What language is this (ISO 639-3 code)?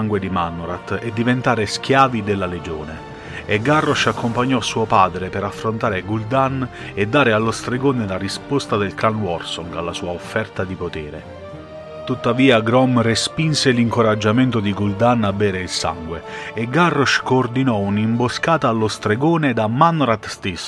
ita